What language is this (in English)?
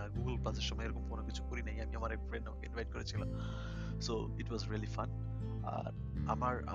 Bangla